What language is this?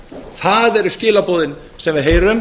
Icelandic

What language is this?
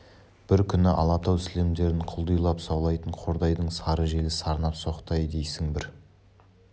Kazakh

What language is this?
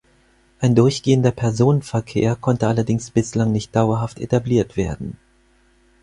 German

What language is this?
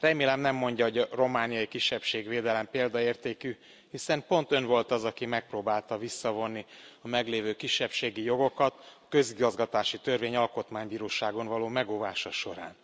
Hungarian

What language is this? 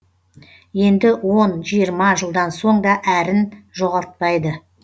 Kazakh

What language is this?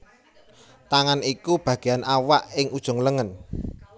Javanese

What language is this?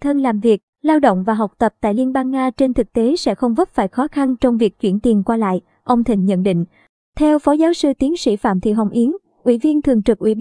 Vietnamese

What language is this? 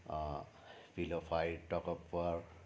Nepali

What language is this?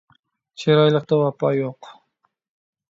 Uyghur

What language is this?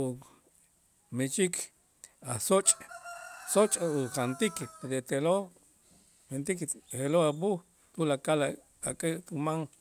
Itzá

